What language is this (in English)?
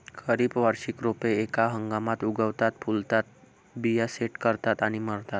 Marathi